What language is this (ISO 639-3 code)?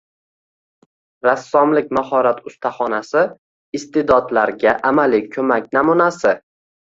uzb